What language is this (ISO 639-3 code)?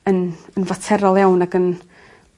cym